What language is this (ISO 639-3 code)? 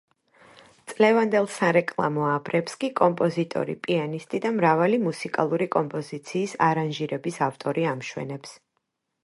kat